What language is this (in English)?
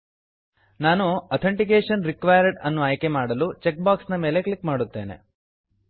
Kannada